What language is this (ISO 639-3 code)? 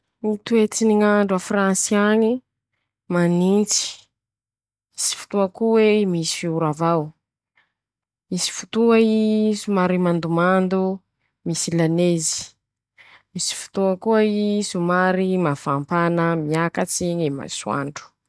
msh